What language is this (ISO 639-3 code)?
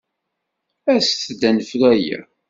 kab